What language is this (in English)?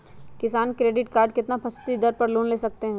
Magahi